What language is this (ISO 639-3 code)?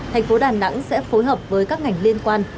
vie